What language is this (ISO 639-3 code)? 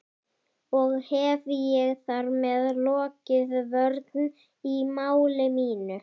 isl